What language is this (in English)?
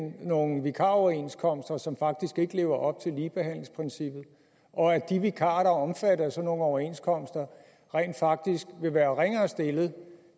Danish